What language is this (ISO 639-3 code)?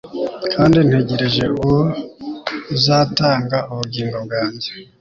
kin